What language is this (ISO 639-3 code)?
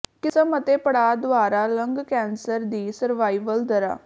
pan